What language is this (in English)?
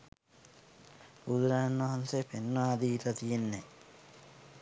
Sinhala